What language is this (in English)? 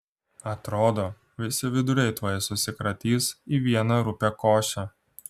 Lithuanian